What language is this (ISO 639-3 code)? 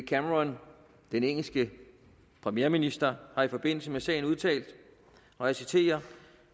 dan